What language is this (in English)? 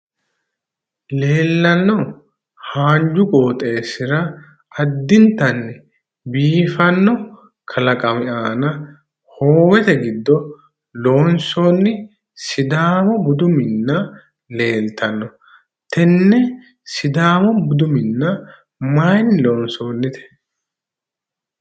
Sidamo